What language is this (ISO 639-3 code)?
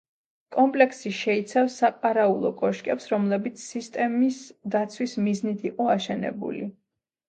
kat